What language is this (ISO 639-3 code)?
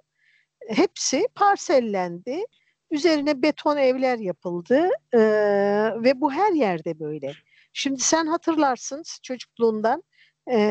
tur